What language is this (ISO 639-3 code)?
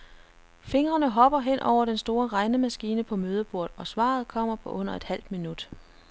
dan